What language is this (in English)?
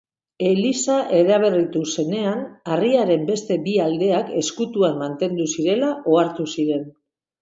Basque